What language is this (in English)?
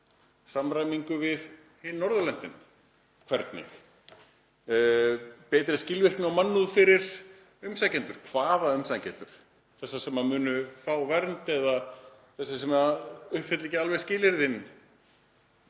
Icelandic